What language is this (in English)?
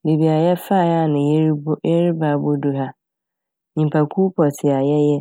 Akan